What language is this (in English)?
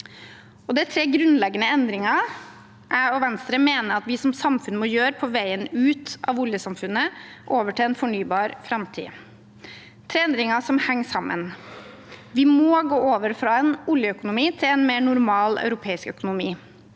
Norwegian